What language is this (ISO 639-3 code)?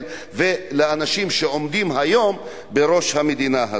heb